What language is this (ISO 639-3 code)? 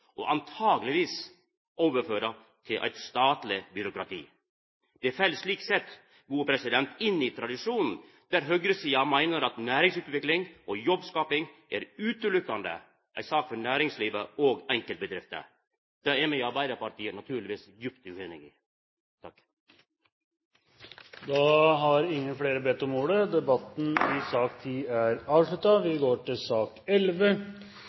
nor